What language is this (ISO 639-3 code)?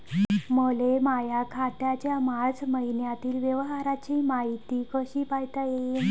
mar